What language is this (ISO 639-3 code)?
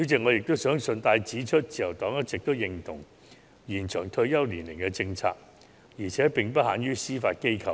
yue